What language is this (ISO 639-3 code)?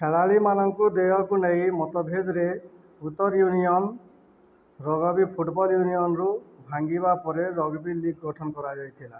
ori